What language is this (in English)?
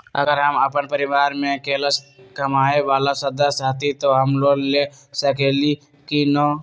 Magahi